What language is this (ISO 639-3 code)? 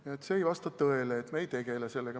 est